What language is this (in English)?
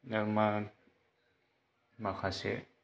Bodo